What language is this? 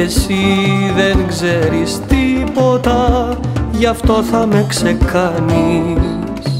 Greek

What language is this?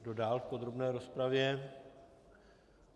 Czech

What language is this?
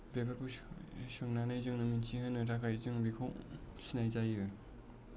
Bodo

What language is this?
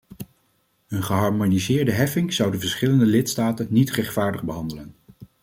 Dutch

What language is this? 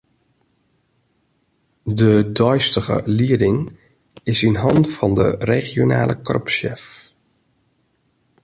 Western Frisian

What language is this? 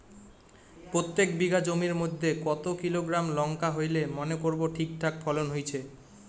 Bangla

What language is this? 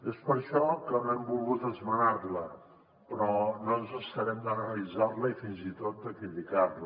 Catalan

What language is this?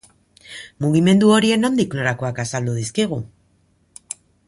Basque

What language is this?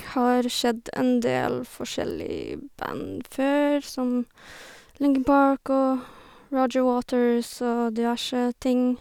Norwegian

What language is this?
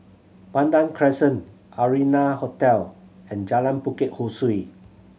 English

